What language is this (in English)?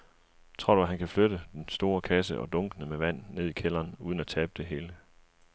Danish